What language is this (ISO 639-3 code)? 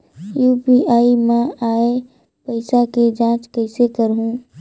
hne